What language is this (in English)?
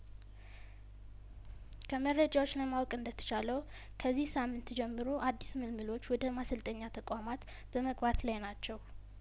Amharic